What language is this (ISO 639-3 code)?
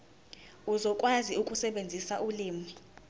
zul